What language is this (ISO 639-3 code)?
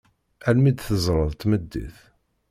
kab